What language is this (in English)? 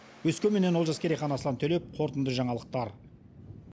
Kazakh